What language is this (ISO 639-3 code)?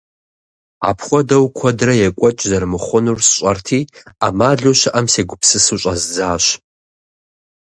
kbd